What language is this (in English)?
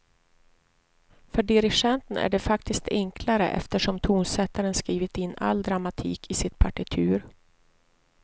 Swedish